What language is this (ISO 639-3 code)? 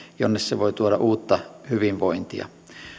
fin